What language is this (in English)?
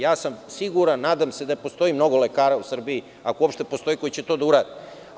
Serbian